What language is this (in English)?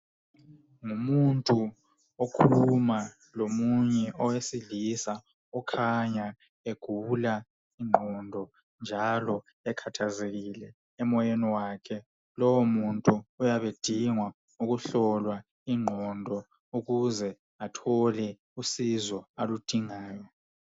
North Ndebele